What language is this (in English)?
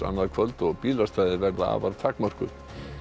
Icelandic